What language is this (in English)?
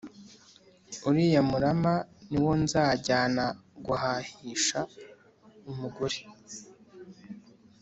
Kinyarwanda